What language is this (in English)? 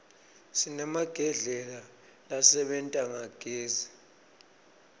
Swati